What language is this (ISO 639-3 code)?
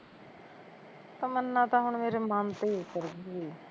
pan